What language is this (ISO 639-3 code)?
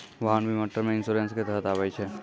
mai